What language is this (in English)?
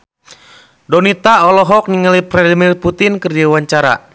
Sundanese